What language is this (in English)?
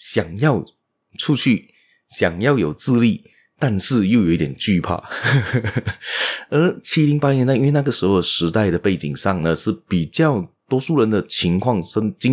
Chinese